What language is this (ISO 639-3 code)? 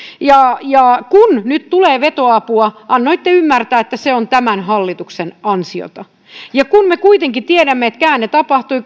fin